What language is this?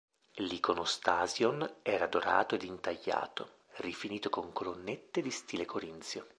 Italian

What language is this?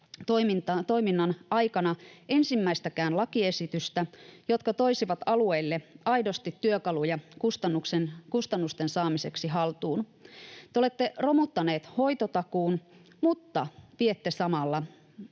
Finnish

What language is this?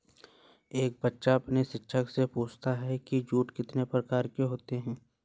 Hindi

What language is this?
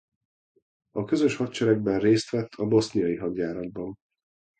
Hungarian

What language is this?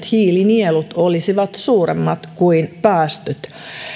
Finnish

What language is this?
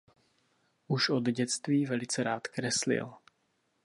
Czech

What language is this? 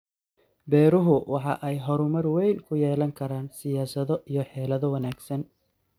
Somali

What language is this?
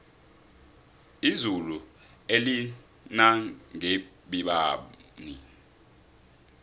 South Ndebele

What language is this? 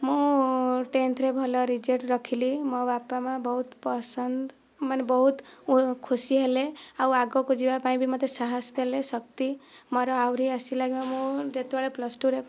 Odia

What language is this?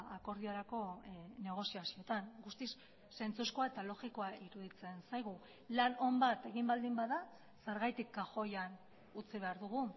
Basque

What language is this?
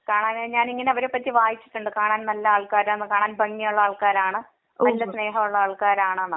Malayalam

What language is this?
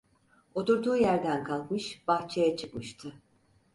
Turkish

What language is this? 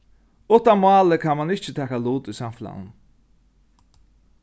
Faroese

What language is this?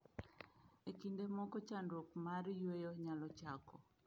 Luo (Kenya and Tanzania)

